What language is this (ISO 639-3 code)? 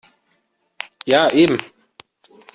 deu